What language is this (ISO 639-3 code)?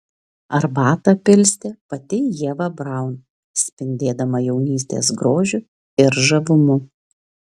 lit